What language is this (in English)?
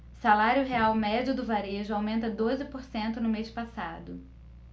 Portuguese